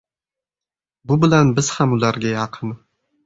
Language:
Uzbek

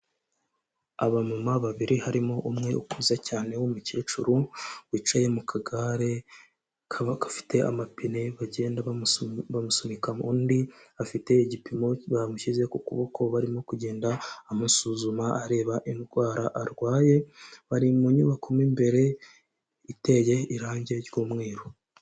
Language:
Kinyarwanda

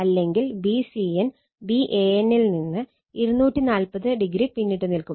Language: Malayalam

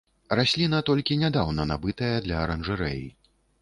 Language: Belarusian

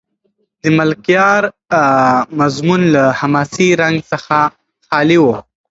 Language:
Pashto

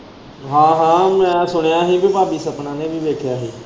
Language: Punjabi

